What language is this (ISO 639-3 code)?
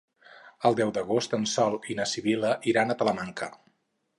cat